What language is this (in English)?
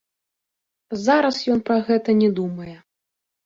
Belarusian